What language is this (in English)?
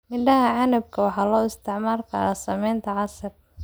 Somali